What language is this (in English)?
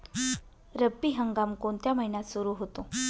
Marathi